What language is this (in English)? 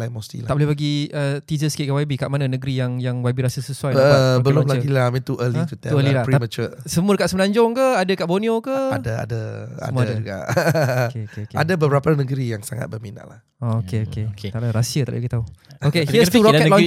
Malay